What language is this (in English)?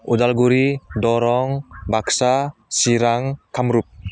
Bodo